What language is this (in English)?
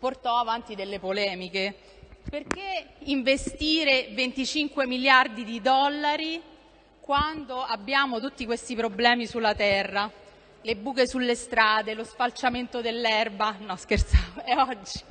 Italian